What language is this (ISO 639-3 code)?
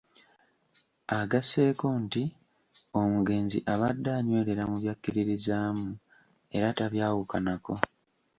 lug